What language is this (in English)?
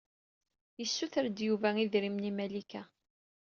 Kabyle